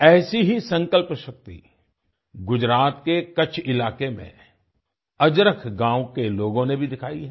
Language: Hindi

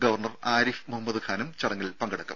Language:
Malayalam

